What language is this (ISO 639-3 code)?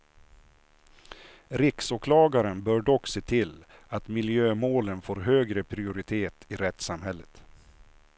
swe